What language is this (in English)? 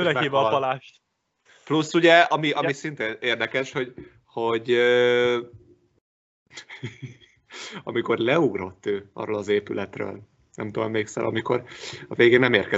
Hungarian